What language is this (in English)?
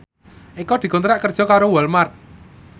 Javanese